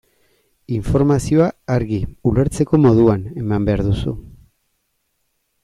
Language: Basque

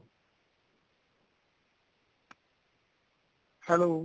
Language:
Punjabi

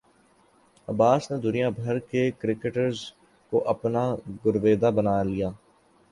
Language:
Urdu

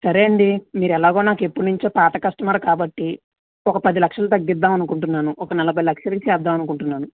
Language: Telugu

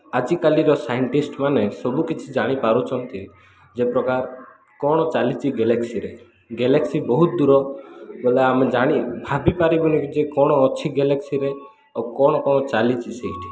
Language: Odia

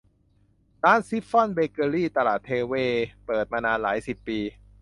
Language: Thai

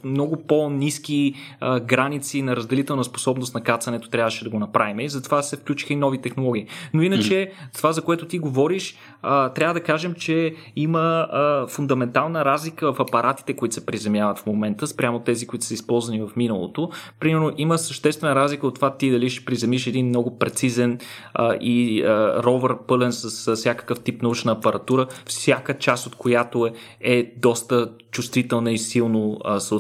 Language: Bulgarian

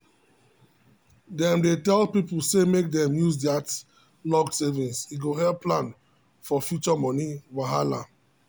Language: Nigerian Pidgin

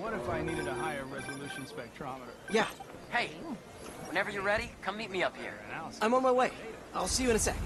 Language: English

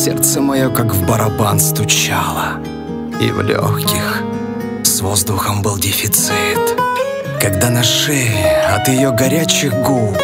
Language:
Russian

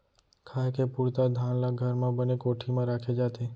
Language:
Chhattisgarhi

